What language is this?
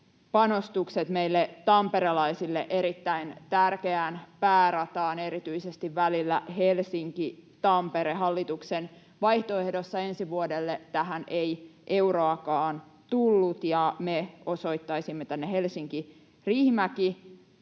Finnish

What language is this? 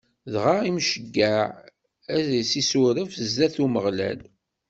Kabyle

